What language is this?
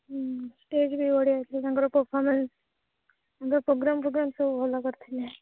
Odia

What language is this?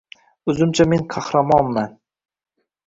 Uzbek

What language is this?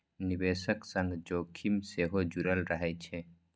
Maithili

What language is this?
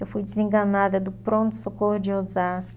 Portuguese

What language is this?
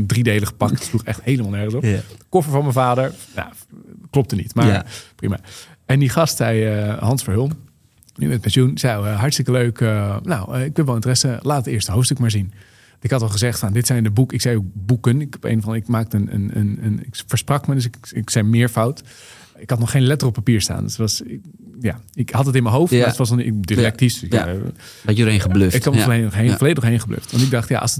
Dutch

